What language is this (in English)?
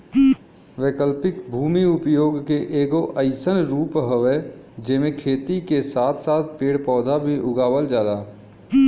Bhojpuri